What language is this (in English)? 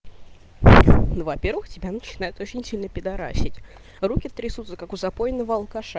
Russian